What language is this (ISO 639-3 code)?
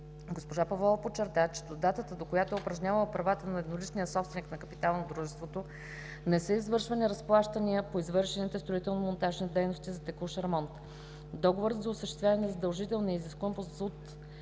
bul